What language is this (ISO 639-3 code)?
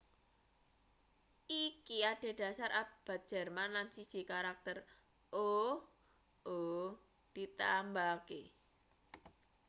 jav